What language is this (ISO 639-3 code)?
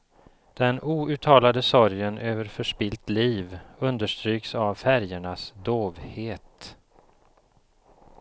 swe